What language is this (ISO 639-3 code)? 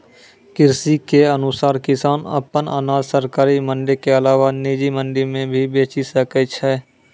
mai